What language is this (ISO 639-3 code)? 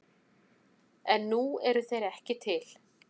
isl